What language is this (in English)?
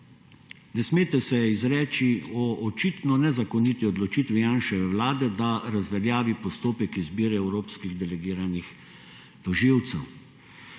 Slovenian